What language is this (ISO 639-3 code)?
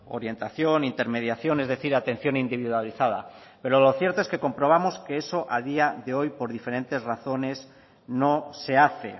spa